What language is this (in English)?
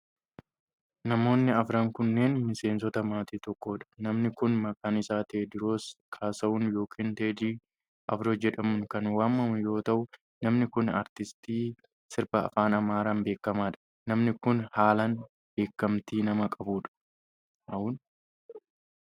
Oromo